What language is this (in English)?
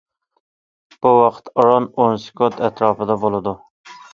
Uyghur